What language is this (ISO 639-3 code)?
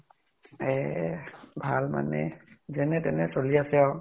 asm